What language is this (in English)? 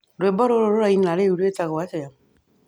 Kikuyu